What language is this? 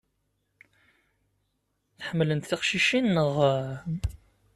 Kabyle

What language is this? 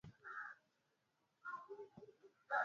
Swahili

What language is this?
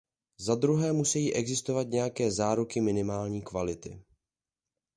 Czech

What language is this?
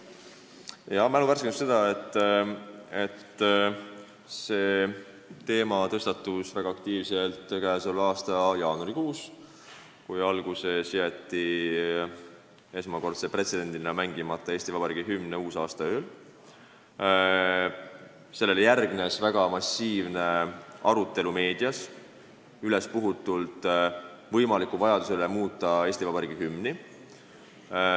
Estonian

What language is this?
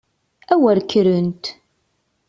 Kabyle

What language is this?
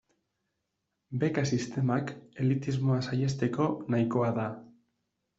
Basque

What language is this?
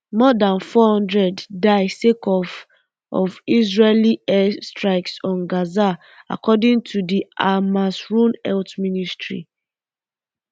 Nigerian Pidgin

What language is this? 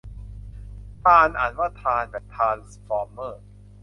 Thai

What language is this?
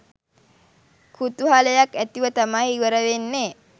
Sinhala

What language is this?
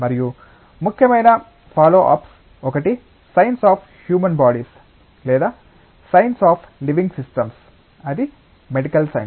Telugu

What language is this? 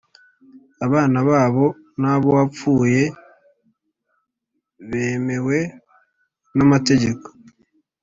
Kinyarwanda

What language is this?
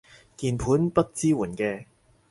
Cantonese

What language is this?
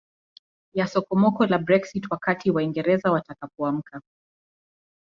Swahili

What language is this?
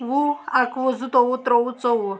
Kashmiri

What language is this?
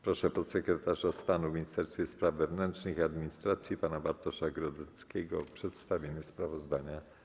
Polish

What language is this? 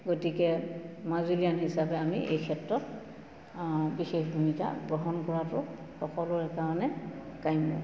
Assamese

